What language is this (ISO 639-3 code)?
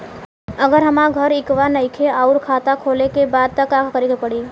bho